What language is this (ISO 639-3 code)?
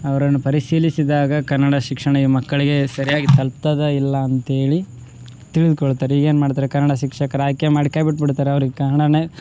kan